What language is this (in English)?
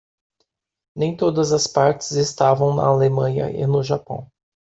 Portuguese